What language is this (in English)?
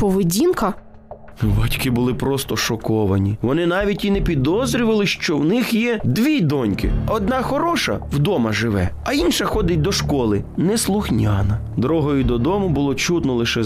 Ukrainian